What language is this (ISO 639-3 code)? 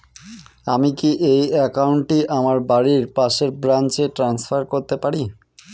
ben